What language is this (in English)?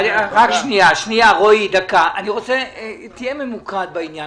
Hebrew